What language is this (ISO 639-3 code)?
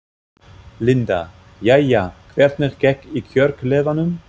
isl